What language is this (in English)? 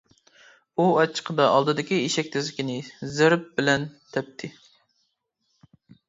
Uyghur